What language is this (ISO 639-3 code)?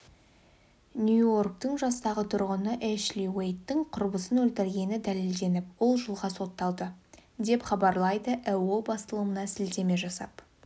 kaz